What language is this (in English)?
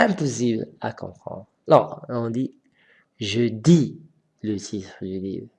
French